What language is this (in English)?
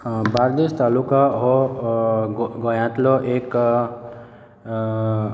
Konkani